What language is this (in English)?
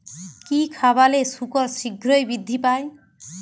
Bangla